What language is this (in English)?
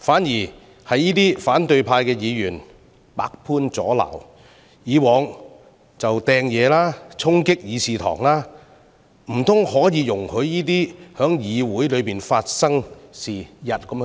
Cantonese